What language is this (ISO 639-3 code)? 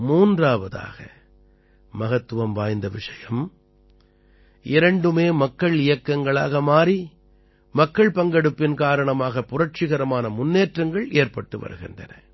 tam